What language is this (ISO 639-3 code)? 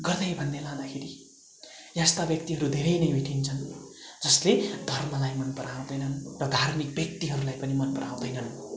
nep